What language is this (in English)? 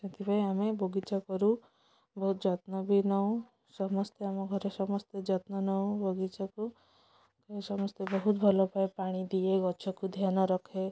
Odia